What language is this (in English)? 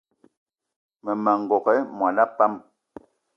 Eton (Cameroon)